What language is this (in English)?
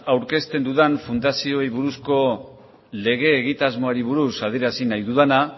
Basque